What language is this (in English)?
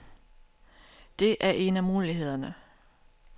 Danish